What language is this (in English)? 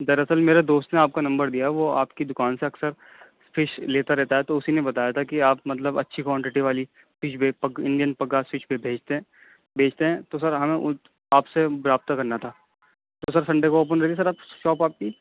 Urdu